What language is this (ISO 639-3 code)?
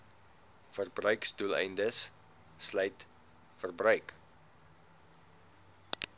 afr